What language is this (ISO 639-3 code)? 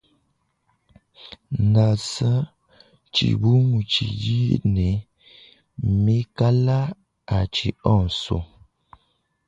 lua